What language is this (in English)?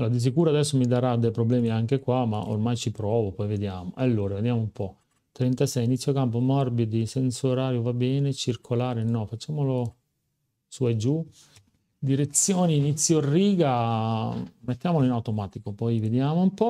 Italian